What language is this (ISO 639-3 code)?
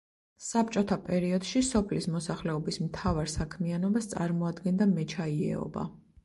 kat